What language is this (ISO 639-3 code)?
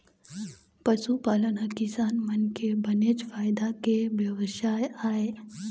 hne